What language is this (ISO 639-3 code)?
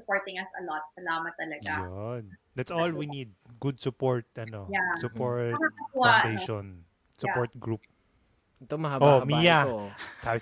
fil